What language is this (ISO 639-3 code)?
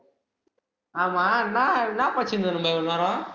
tam